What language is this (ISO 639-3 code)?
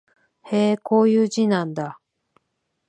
jpn